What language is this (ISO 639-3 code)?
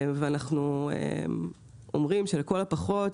heb